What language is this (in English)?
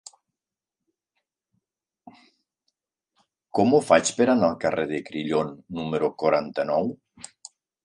Catalan